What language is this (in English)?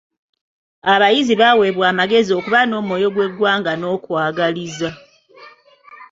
Ganda